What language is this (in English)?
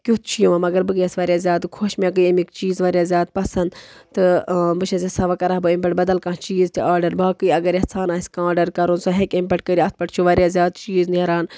Kashmiri